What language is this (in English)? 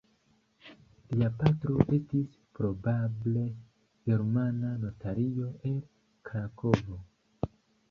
Esperanto